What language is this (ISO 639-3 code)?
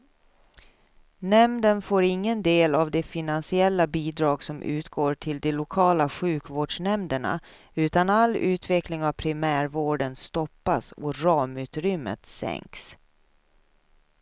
swe